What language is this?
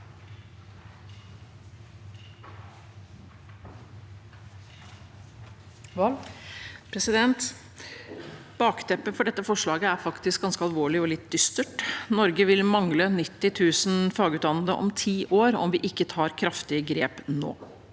Norwegian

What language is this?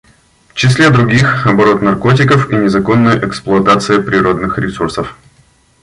Russian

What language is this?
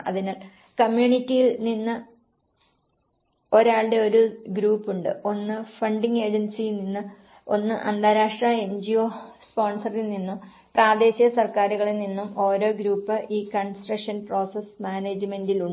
Malayalam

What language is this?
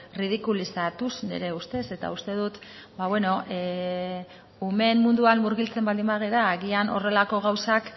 Basque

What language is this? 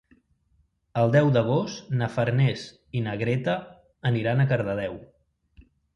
Catalan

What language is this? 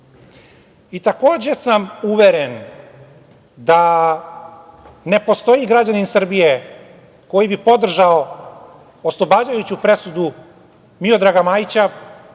Serbian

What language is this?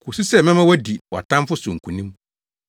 Akan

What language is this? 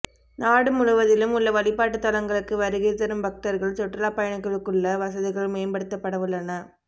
Tamil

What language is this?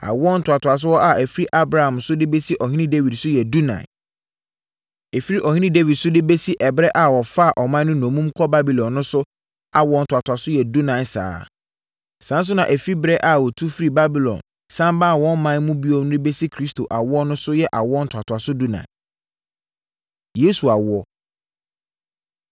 Akan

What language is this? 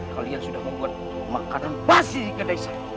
Indonesian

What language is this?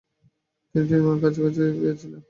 Bangla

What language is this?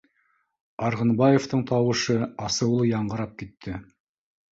Bashkir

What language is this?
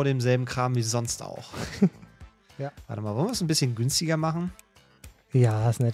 German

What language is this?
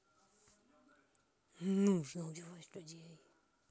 Russian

